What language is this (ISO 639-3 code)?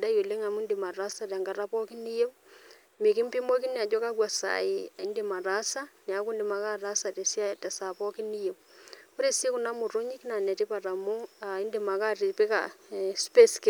mas